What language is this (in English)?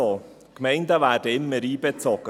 Swiss German